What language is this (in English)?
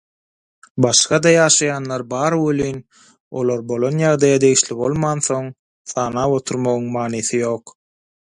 Turkmen